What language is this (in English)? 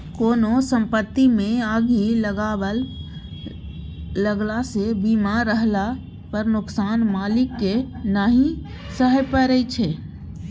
Maithili